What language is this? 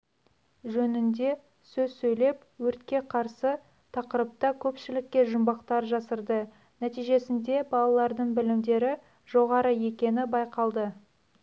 Kazakh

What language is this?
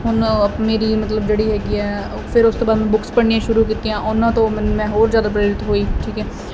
Punjabi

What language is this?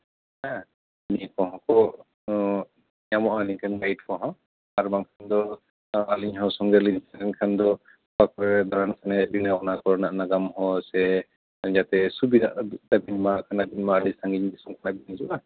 Santali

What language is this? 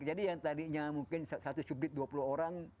Indonesian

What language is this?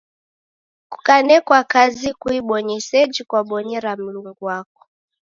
Taita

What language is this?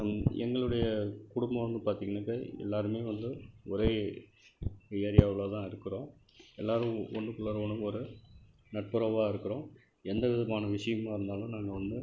Tamil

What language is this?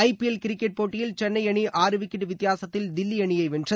Tamil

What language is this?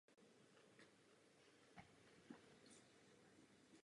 Czech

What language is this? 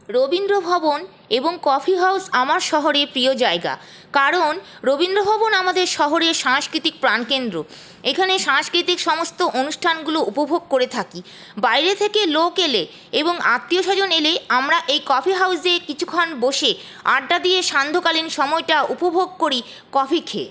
Bangla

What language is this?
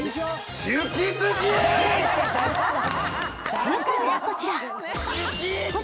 Japanese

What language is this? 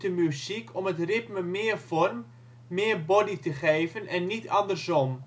Dutch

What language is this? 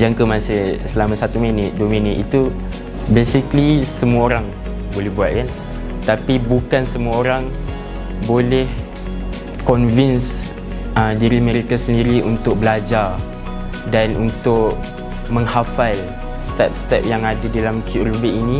Malay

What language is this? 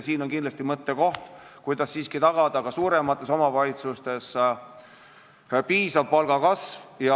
Estonian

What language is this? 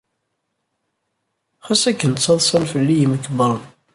Kabyle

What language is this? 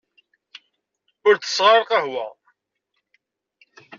Kabyle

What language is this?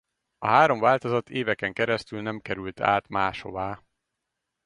Hungarian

